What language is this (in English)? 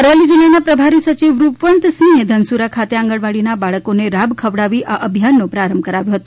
Gujarati